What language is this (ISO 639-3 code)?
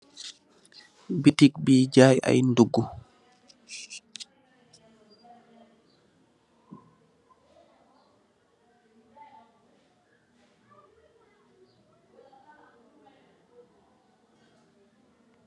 wol